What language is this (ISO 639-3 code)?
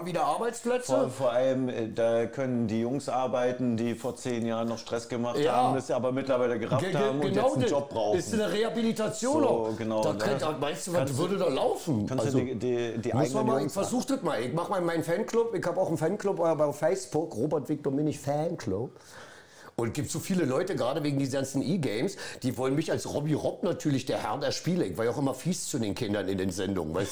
deu